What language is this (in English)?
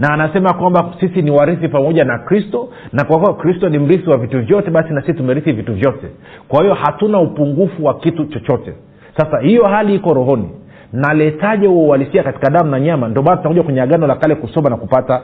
Swahili